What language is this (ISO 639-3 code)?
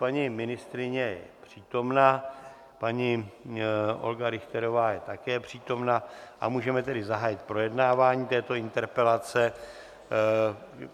ces